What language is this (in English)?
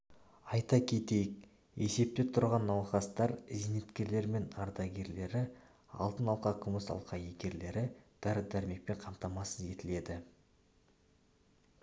Kazakh